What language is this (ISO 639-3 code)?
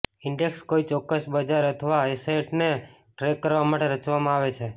guj